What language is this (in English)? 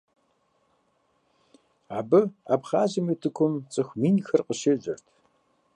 Kabardian